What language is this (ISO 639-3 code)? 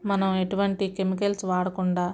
tel